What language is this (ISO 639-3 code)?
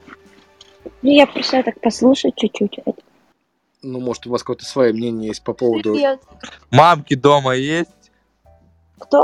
rus